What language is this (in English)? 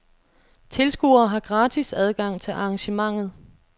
Danish